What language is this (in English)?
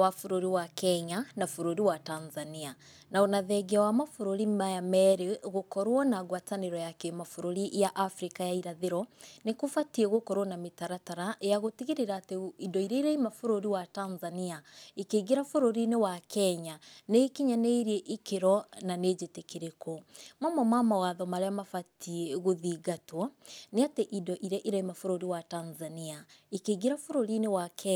Kikuyu